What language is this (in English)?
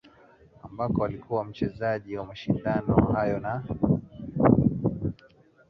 Swahili